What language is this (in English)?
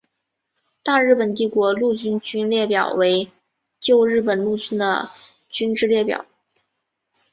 Chinese